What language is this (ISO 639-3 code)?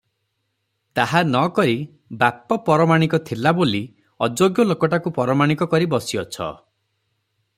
ori